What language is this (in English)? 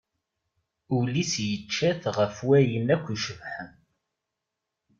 Kabyle